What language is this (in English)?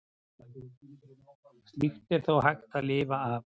Icelandic